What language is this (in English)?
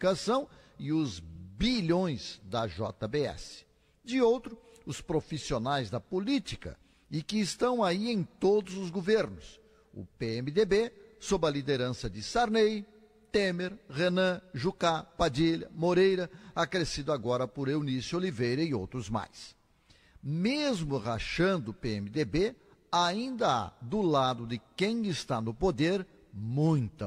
Portuguese